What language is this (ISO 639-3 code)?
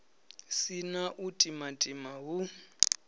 ven